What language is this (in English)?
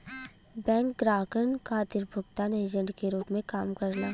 Bhojpuri